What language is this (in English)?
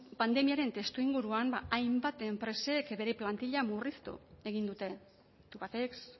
Basque